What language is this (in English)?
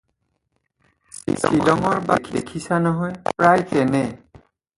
Assamese